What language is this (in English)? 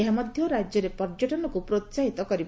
Odia